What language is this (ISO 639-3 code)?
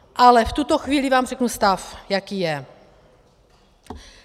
ces